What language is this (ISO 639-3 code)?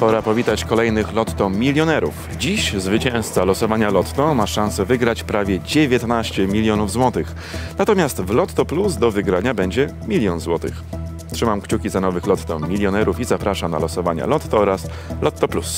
pol